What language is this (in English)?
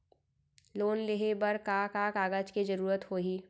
Chhattisgarhi